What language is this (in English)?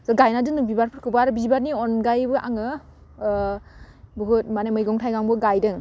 Bodo